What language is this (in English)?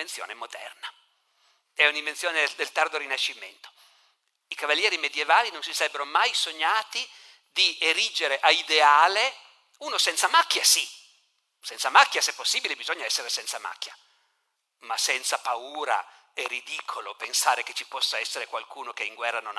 Italian